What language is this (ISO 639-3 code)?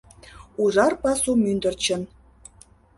chm